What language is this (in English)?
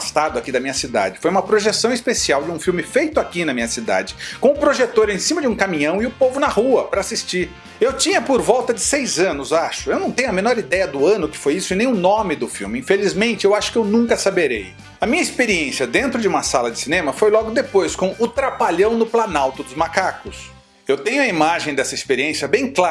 Portuguese